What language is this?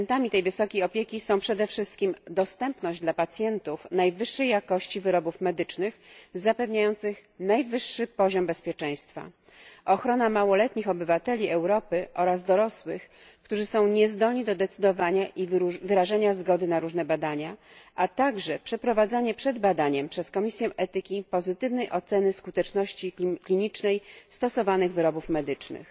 Polish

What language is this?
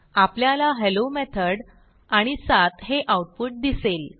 Marathi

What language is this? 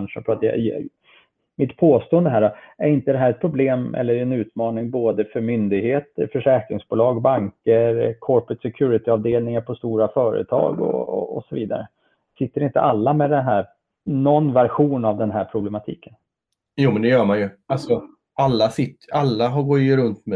Swedish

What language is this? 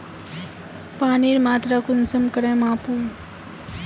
Magahi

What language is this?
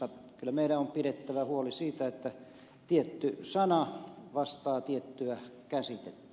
Finnish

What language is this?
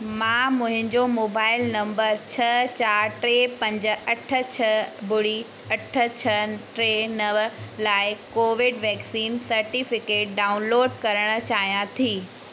Sindhi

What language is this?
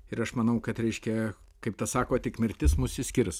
Lithuanian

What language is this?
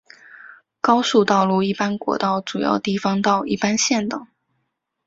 Chinese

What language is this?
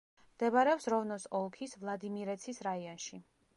Georgian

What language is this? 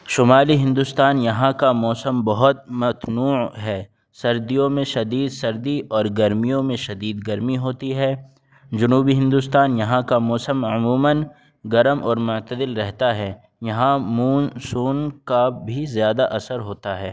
Urdu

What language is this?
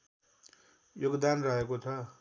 Nepali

